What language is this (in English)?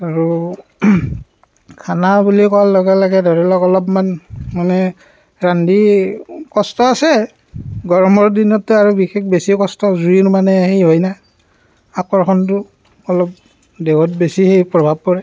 Assamese